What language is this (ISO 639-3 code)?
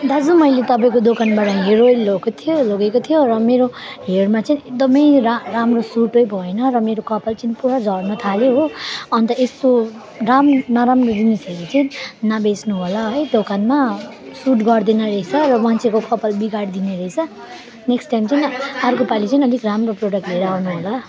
nep